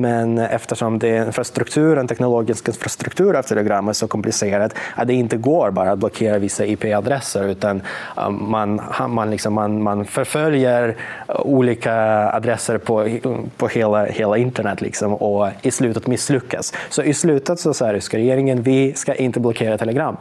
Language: Swedish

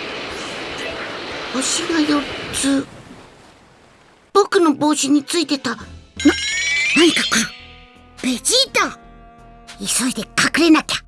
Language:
Japanese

